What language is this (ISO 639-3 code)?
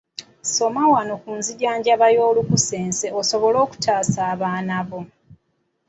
lug